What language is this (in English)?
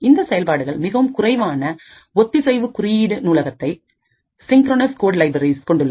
Tamil